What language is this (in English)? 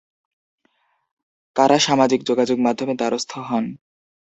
Bangla